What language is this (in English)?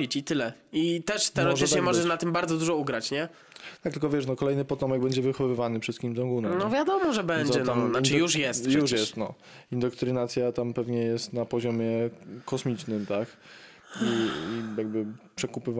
Polish